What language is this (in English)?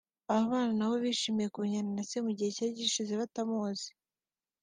Kinyarwanda